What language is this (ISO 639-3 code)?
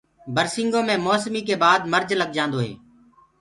ggg